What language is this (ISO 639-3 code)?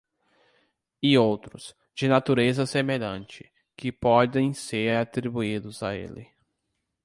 por